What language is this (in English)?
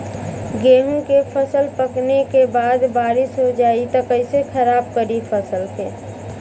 Bhojpuri